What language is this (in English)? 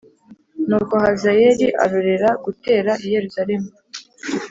Kinyarwanda